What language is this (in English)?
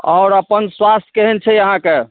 Maithili